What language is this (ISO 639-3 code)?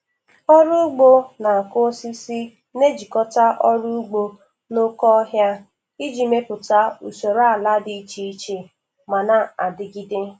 ibo